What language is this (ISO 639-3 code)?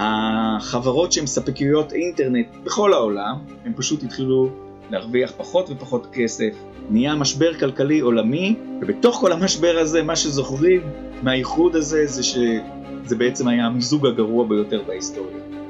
heb